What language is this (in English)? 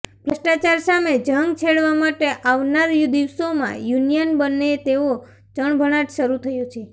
Gujarati